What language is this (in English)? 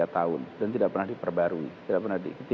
Indonesian